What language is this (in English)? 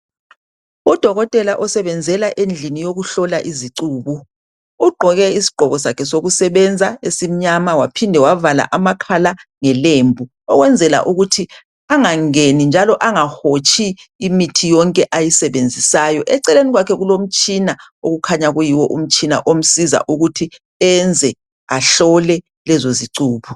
North Ndebele